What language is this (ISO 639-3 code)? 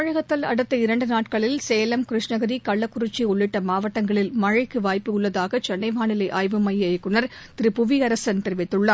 tam